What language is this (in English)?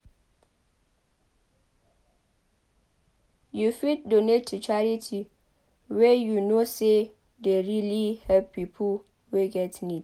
Nigerian Pidgin